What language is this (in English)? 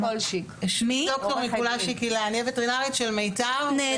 Hebrew